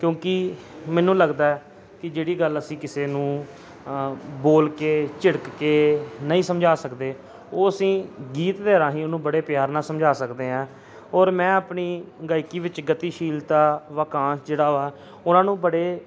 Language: Punjabi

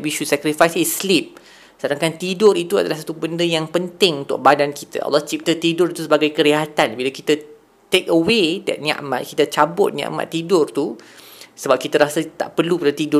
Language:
Malay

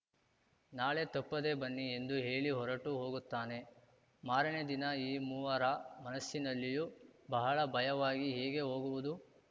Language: Kannada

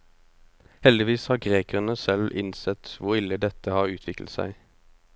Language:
Norwegian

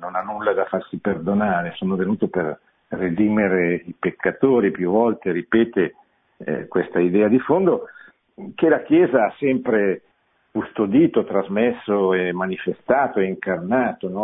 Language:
Italian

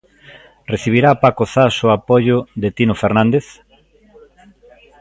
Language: Galician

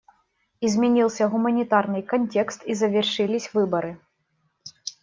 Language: Russian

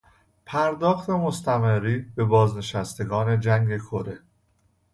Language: Persian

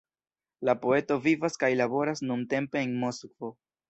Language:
Esperanto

